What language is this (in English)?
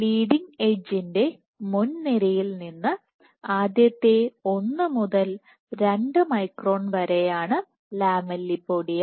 Malayalam